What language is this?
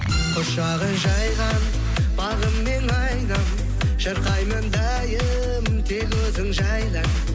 Kazakh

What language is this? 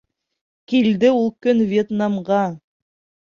Bashkir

